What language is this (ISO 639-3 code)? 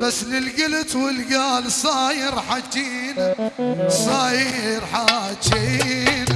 ara